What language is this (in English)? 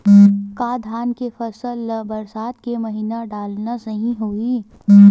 Chhattisgarhi